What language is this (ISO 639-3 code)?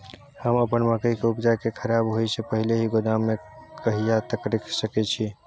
mai